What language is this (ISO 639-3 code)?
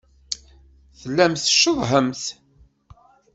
kab